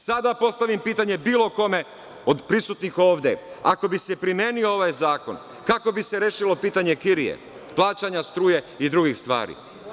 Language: Serbian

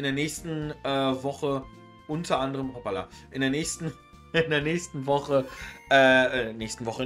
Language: German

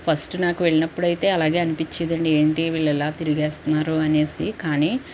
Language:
Telugu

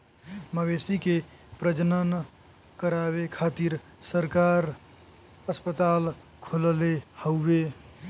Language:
Bhojpuri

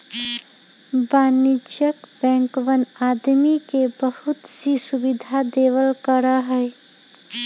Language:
Magahi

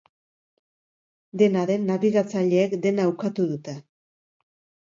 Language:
Basque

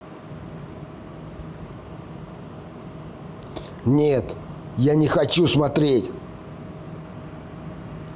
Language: Russian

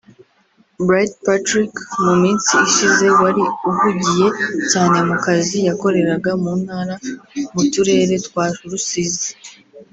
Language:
Kinyarwanda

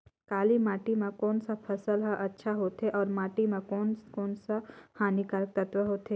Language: Chhattisgarhi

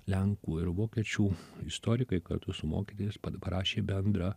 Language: Lithuanian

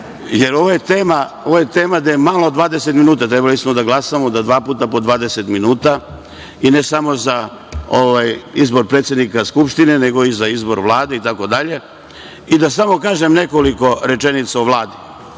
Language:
Serbian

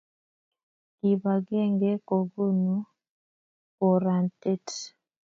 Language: Kalenjin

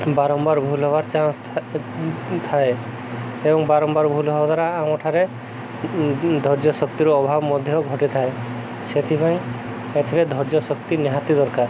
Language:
Odia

